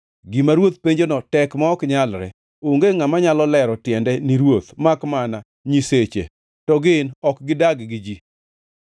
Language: Luo (Kenya and Tanzania)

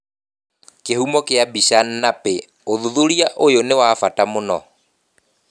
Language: Kikuyu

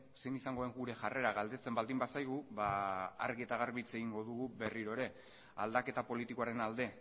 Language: Basque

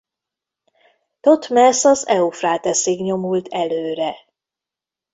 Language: Hungarian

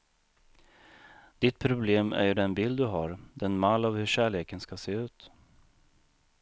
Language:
Swedish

